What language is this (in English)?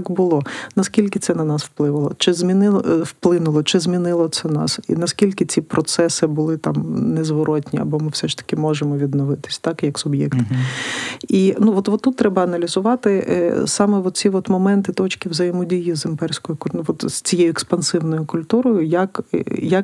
Ukrainian